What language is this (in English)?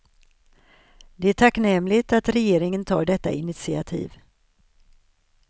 Swedish